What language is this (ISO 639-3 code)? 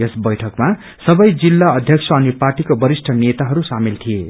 nep